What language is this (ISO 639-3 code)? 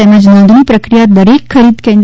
guj